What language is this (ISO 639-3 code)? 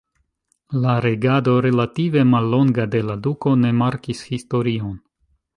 epo